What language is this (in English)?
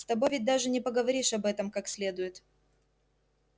Russian